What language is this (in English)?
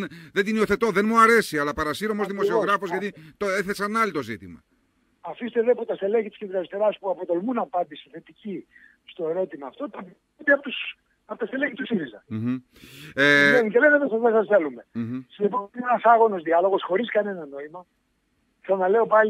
Greek